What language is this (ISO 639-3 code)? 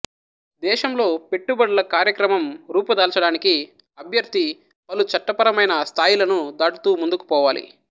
tel